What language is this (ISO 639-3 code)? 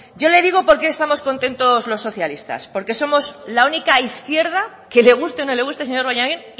spa